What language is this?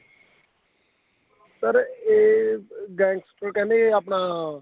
Punjabi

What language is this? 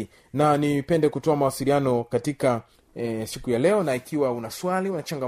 Swahili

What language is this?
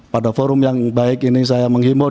Indonesian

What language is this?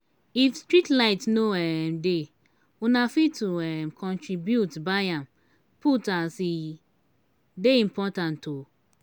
Nigerian Pidgin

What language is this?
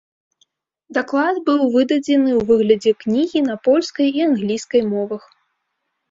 Belarusian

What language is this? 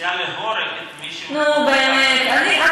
Hebrew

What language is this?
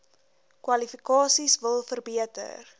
Afrikaans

